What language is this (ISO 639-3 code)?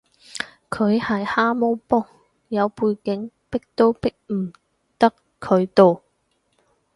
yue